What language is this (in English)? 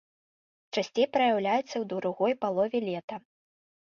Belarusian